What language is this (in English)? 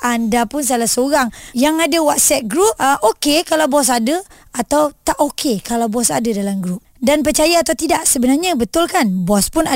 Malay